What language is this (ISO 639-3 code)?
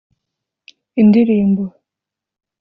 kin